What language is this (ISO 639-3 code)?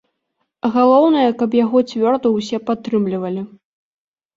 bel